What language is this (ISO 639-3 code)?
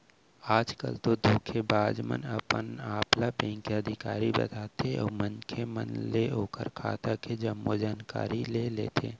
hne